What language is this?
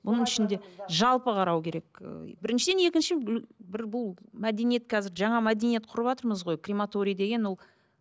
Kazakh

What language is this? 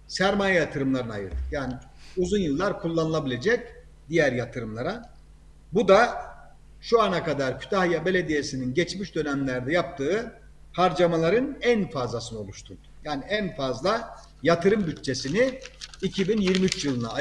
Turkish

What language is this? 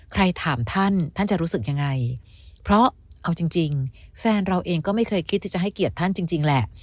Thai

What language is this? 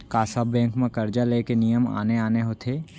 Chhattisgarhi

